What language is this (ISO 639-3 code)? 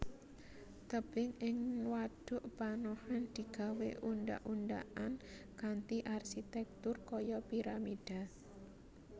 jav